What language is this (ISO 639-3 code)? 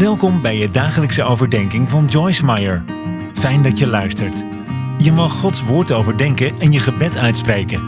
nld